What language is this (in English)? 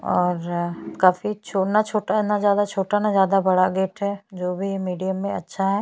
Hindi